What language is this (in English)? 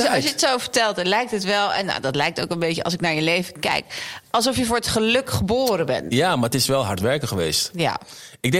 Dutch